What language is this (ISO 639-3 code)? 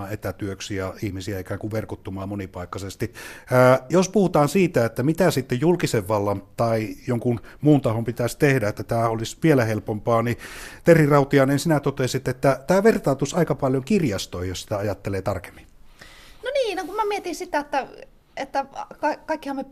fin